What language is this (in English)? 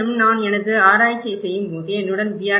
Tamil